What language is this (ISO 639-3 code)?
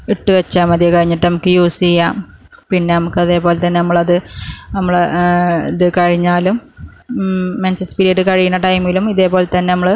mal